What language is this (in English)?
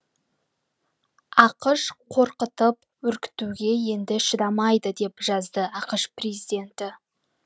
Kazakh